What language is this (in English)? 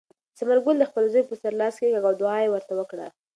Pashto